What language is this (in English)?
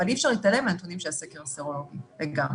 Hebrew